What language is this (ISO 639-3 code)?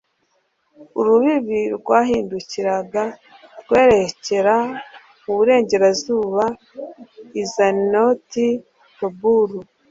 kin